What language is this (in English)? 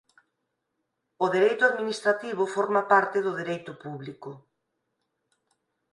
Galician